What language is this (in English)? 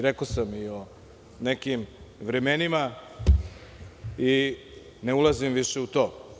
Serbian